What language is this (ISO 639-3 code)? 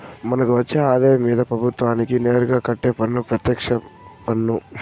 tel